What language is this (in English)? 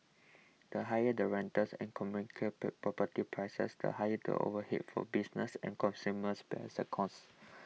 English